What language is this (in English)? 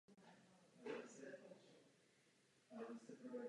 Czech